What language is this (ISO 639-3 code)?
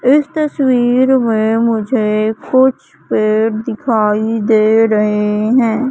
hin